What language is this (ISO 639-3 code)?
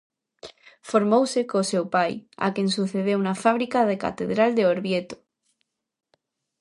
glg